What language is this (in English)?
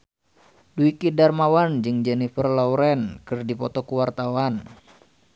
Sundanese